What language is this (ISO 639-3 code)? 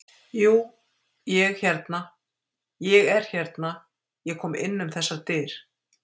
isl